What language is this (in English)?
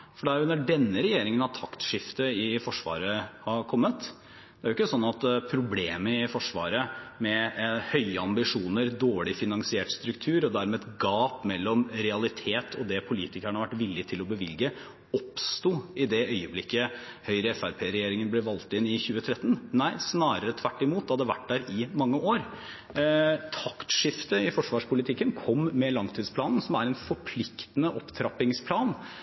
Norwegian Bokmål